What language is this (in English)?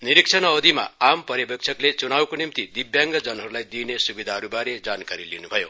Nepali